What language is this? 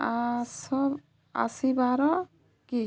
Odia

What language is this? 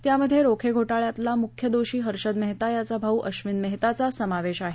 Marathi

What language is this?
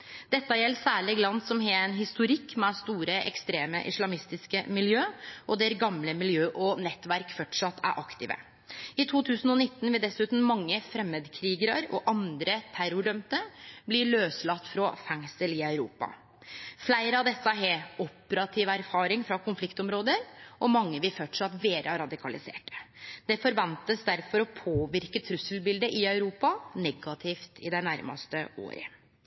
Norwegian Nynorsk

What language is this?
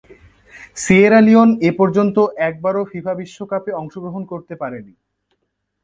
Bangla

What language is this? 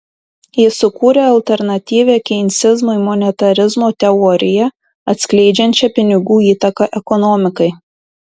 Lithuanian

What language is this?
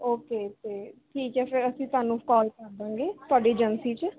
Punjabi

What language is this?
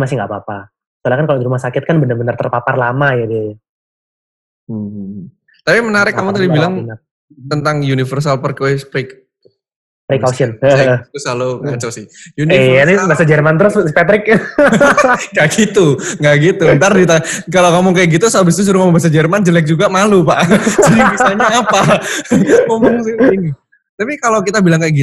Indonesian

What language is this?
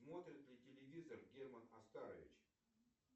Russian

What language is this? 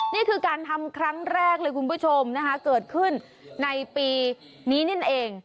Thai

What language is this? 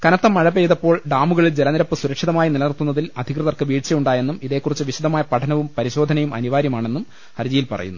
Malayalam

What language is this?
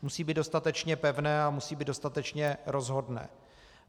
Czech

